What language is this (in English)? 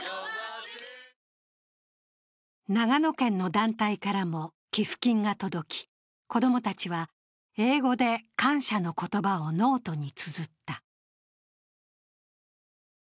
Japanese